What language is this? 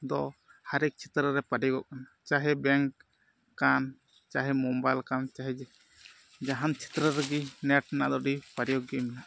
Santali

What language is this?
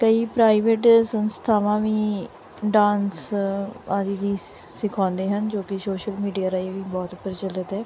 Punjabi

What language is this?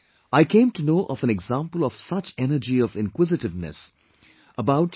English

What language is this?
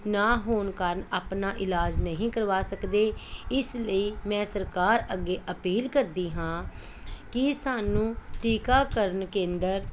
Punjabi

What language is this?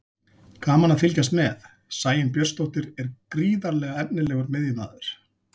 Icelandic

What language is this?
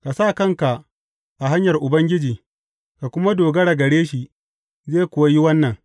Hausa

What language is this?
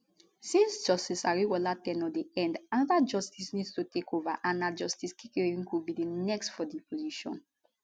Nigerian Pidgin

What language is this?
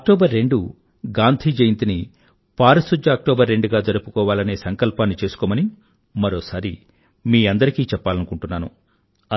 Telugu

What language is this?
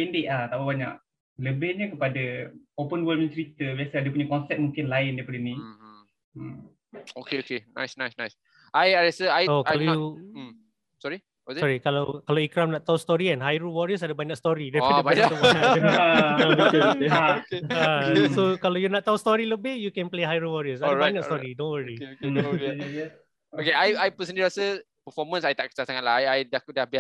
Malay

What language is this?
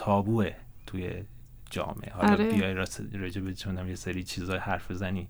Persian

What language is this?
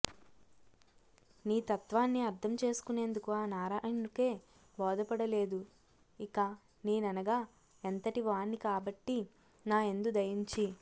Telugu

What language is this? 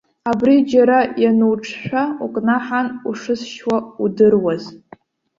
Abkhazian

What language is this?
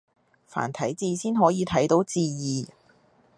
Cantonese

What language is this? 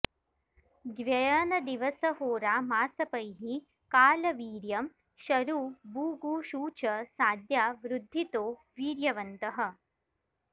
Sanskrit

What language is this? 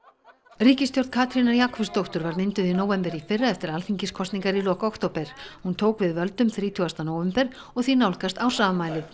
Icelandic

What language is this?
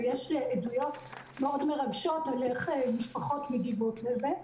Hebrew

